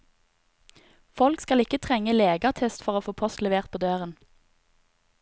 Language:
Norwegian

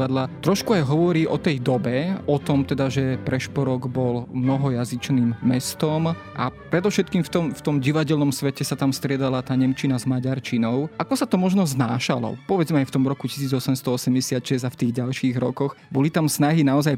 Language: Slovak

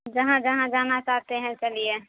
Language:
Urdu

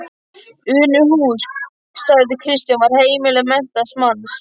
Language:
Icelandic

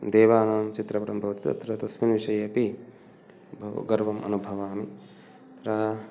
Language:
Sanskrit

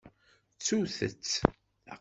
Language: Kabyle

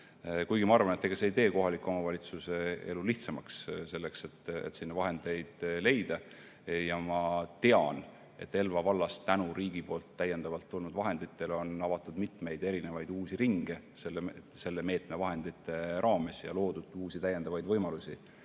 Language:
Estonian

